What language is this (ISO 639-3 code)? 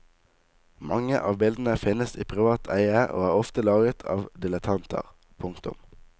nor